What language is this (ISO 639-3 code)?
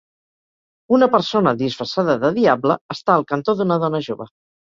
cat